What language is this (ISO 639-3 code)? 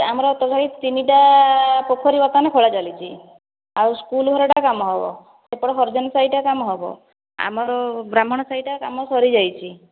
ori